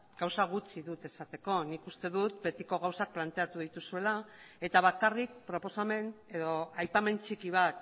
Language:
Basque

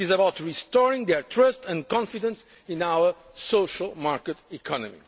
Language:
English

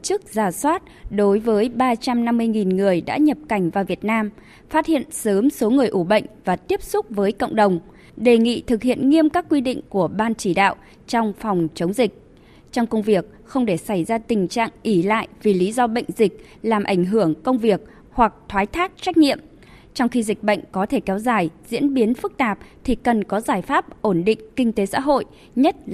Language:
Vietnamese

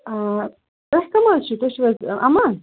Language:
Kashmiri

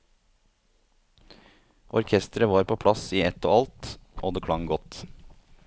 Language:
Norwegian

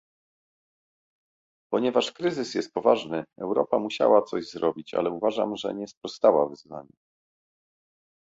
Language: Polish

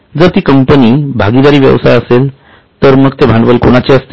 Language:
Marathi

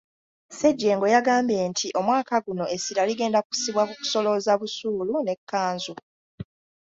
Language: Ganda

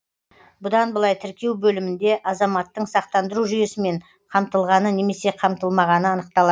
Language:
Kazakh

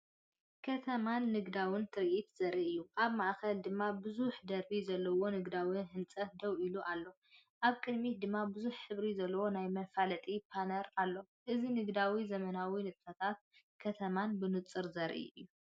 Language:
Tigrinya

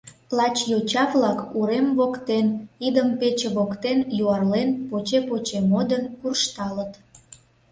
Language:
Mari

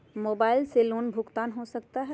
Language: Magahi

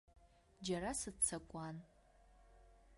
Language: Abkhazian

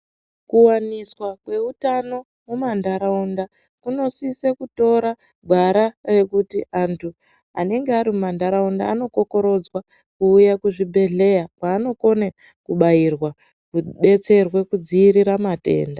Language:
Ndau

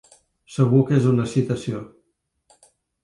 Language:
Catalan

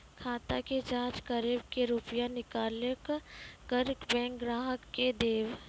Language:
Maithili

